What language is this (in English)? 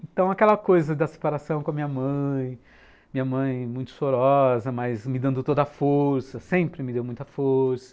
Portuguese